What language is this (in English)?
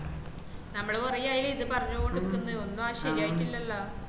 Malayalam